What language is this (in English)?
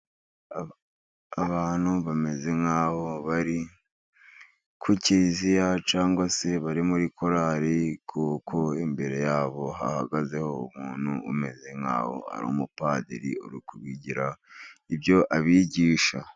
Kinyarwanda